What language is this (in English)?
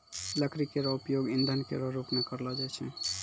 Maithili